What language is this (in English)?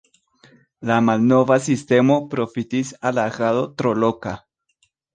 Esperanto